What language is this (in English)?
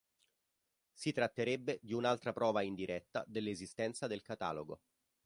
Italian